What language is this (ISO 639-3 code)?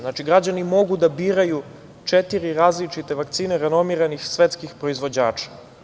srp